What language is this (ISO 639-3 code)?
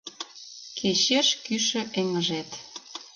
chm